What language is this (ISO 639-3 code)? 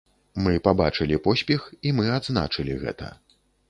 bel